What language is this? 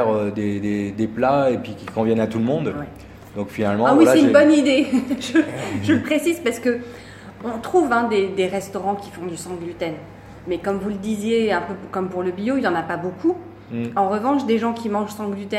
French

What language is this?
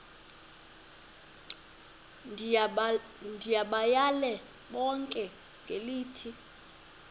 Xhosa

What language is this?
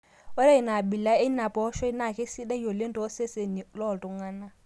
Masai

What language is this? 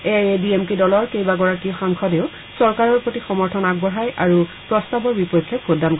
Assamese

